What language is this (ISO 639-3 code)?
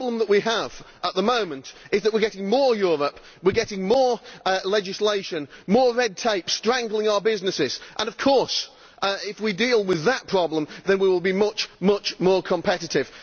eng